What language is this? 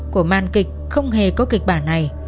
Vietnamese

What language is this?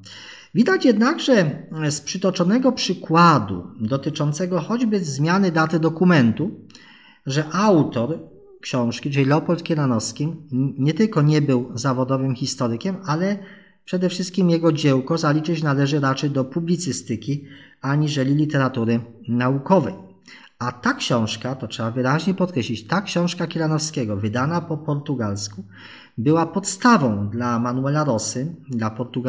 Polish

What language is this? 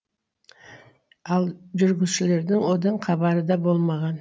Kazakh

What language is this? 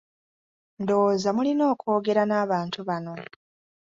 Ganda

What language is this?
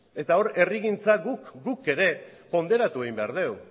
Basque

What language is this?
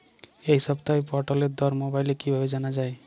Bangla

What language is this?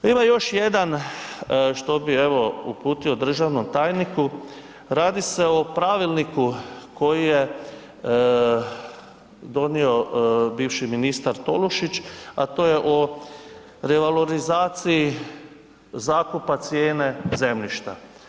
Croatian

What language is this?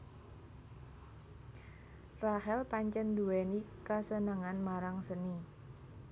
Javanese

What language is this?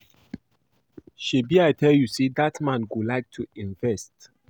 Nigerian Pidgin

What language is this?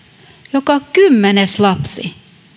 Finnish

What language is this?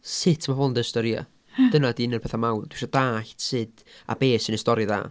Welsh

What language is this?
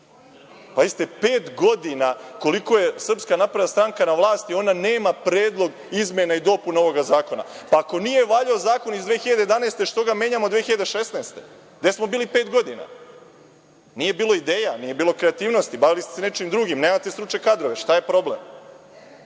Serbian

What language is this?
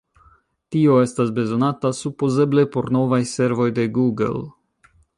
Esperanto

